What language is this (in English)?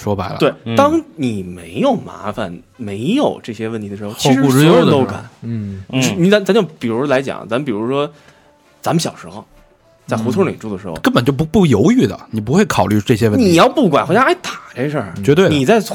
Chinese